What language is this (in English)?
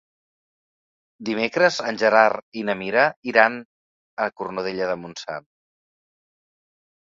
Catalan